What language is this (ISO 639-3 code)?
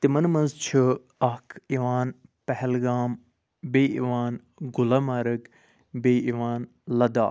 kas